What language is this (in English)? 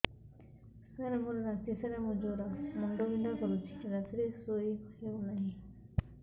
Odia